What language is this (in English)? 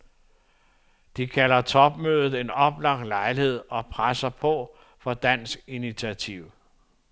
Danish